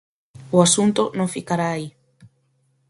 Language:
Galician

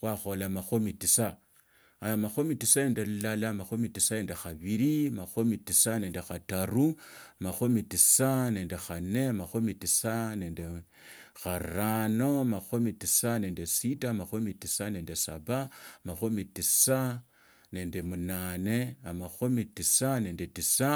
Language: Tsotso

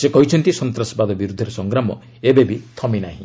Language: Odia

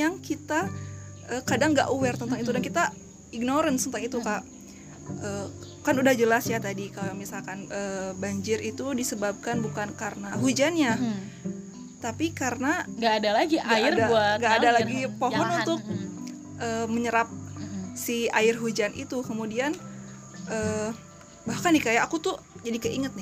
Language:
Indonesian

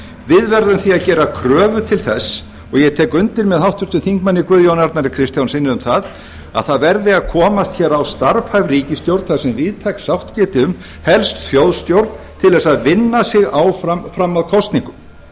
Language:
Icelandic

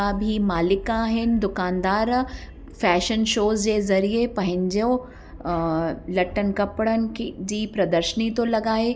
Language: Sindhi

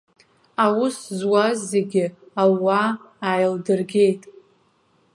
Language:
Abkhazian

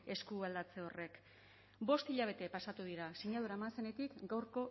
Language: Basque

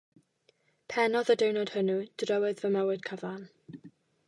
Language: Welsh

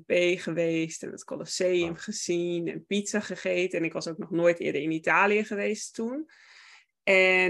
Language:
Dutch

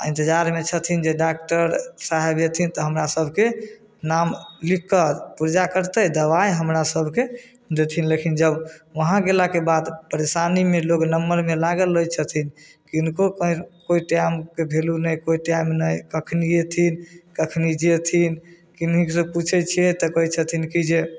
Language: Maithili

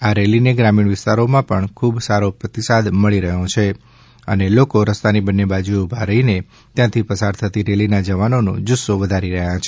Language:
Gujarati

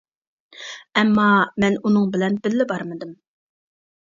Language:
Uyghur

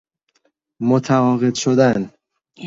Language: Persian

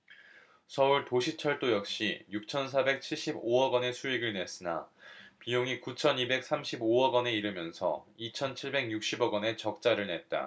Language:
Korean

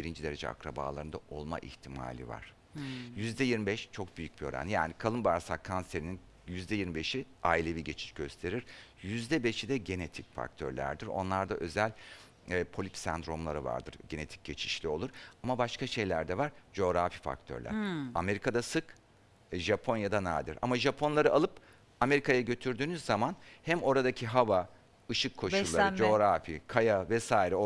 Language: Turkish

